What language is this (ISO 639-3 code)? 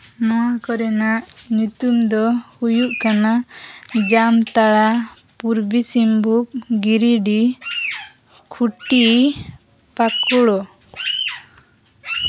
sat